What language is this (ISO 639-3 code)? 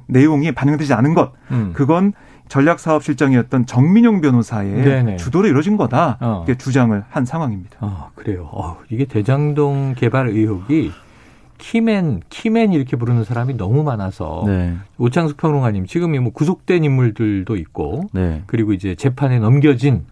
kor